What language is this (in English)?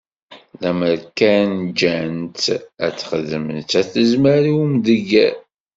Kabyle